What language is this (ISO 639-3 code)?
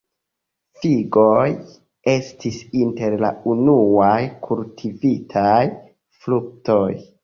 epo